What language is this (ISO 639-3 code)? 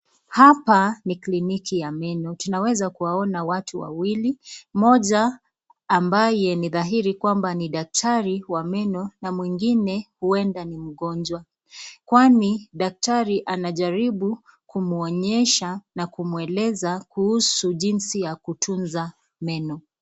swa